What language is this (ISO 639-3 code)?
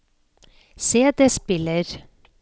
nor